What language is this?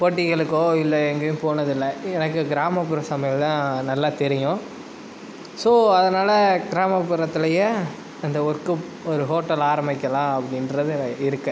Tamil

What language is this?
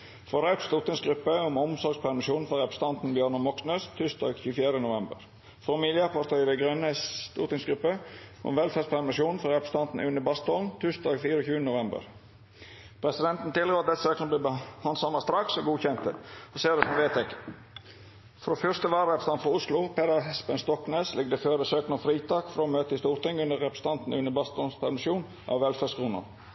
Norwegian Nynorsk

